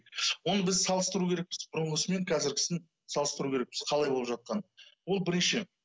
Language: Kazakh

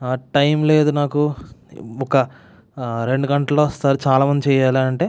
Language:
Telugu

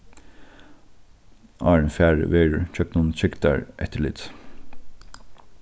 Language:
Faroese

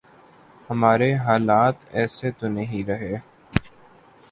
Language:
Urdu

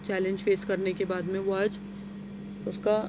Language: Urdu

